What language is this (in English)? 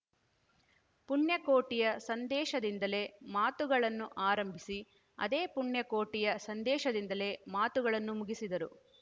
Kannada